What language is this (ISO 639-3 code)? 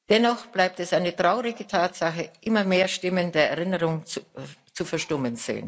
deu